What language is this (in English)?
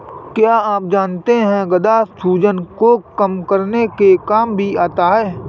Hindi